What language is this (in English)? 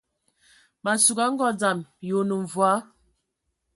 Ewondo